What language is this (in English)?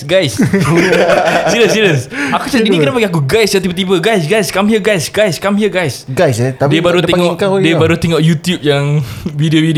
Malay